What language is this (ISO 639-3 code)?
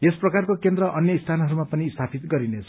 nep